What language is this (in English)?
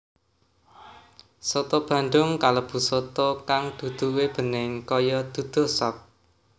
Javanese